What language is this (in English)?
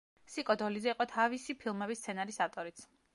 Georgian